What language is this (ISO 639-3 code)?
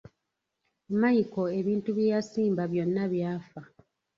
lug